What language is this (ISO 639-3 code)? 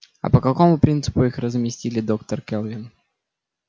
rus